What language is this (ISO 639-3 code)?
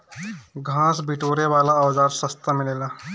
bho